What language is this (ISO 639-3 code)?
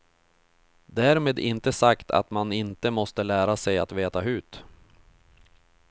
swe